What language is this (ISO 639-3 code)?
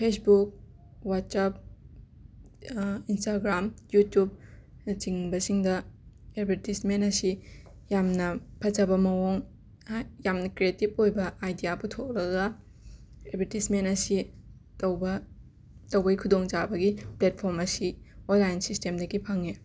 mni